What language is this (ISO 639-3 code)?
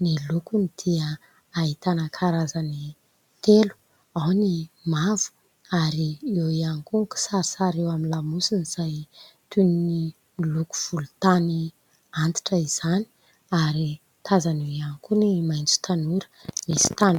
mlg